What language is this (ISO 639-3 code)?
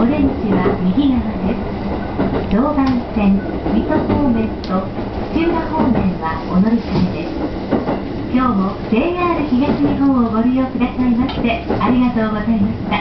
jpn